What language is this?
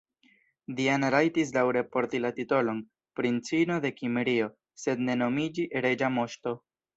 Esperanto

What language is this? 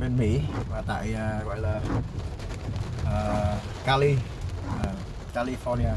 Vietnamese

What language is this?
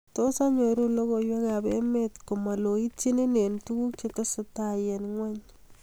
Kalenjin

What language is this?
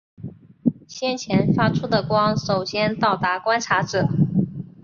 Chinese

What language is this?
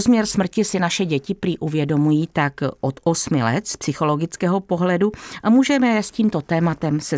Czech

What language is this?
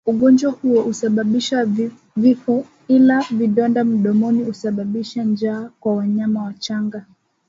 Swahili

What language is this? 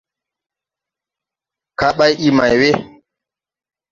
Tupuri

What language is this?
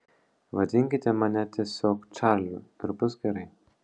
Lithuanian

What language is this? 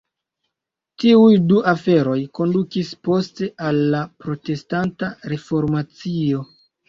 Esperanto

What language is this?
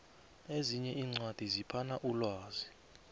South Ndebele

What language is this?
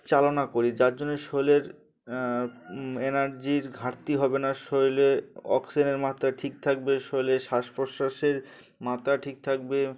Bangla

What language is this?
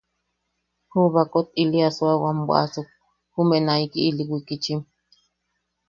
Yaqui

